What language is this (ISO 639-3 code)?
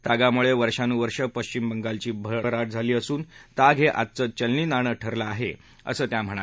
mar